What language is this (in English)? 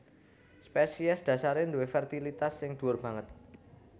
Javanese